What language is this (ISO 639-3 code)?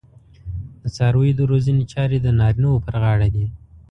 pus